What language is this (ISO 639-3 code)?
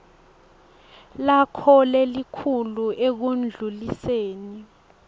ssw